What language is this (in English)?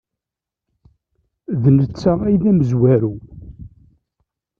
Kabyle